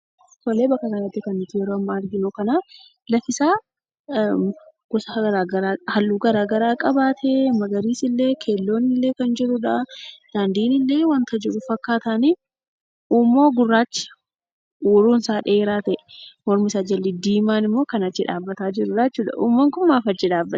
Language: Oromo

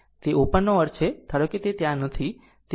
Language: Gujarati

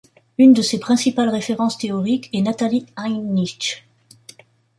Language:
French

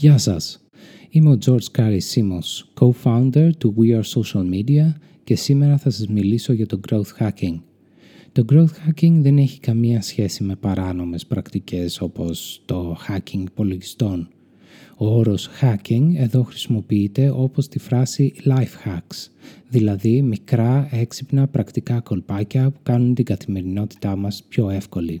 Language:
Greek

